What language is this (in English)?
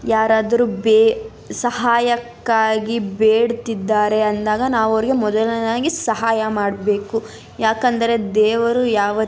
Kannada